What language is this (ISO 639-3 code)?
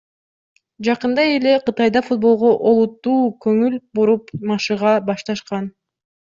kir